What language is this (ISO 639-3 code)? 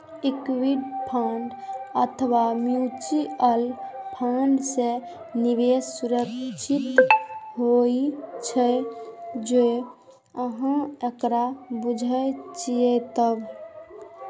mai